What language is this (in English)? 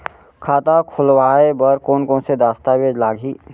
Chhattisgarhi